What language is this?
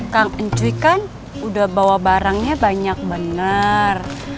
Indonesian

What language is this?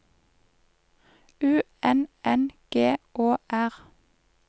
Norwegian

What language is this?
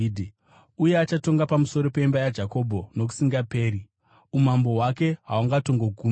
Shona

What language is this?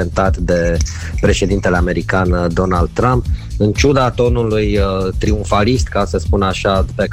Romanian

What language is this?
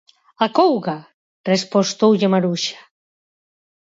Galician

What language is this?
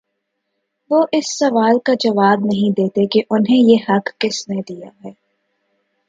Urdu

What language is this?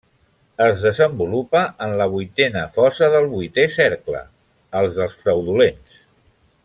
Catalan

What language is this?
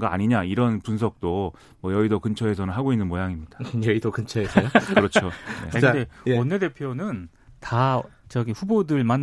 Korean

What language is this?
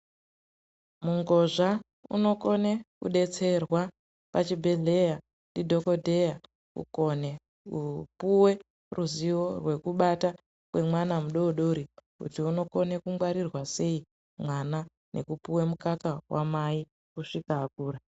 Ndau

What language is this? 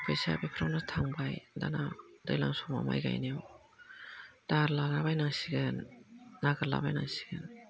Bodo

